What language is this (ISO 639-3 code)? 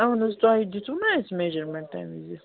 kas